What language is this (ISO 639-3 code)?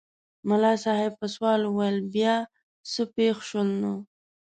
pus